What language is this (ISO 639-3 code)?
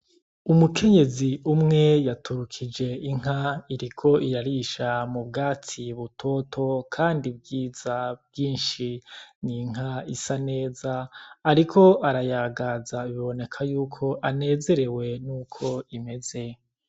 run